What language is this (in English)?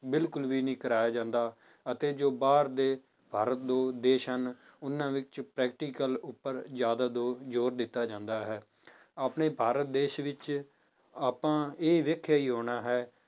Punjabi